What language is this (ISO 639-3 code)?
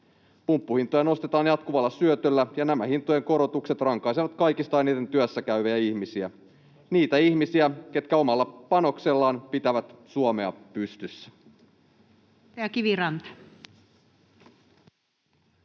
fin